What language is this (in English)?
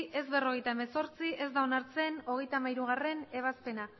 Basque